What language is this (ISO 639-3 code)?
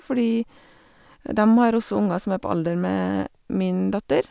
nor